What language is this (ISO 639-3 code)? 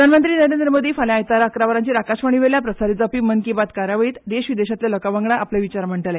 kok